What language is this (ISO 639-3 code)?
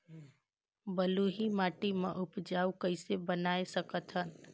hne